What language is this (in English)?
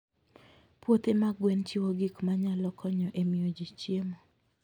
Luo (Kenya and Tanzania)